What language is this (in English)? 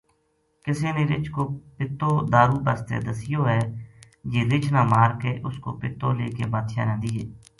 Gujari